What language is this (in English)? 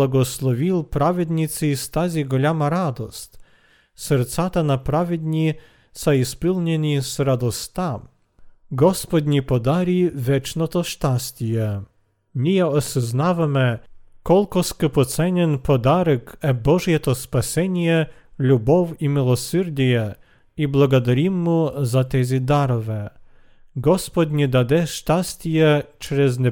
Bulgarian